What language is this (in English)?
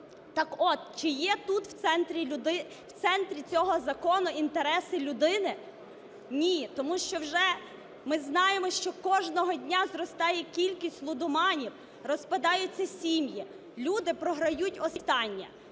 Ukrainian